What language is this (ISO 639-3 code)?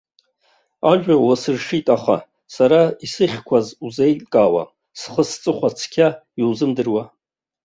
abk